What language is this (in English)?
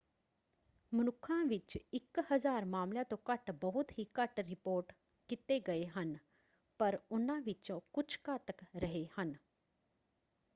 Punjabi